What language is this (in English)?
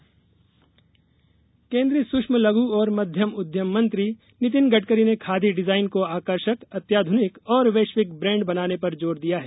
Hindi